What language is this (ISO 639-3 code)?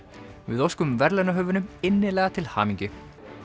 isl